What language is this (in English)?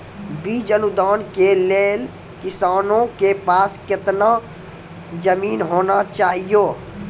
Maithili